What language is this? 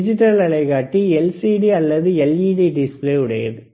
Tamil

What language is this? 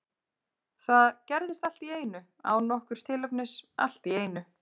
Icelandic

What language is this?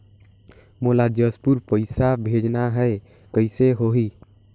Chhattisgarhi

